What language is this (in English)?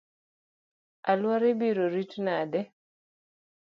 Luo (Kenya and Tanzania)